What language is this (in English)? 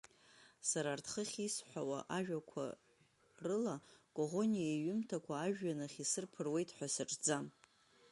Abkhazian